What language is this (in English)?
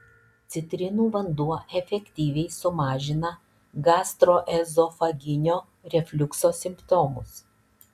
Lithuanian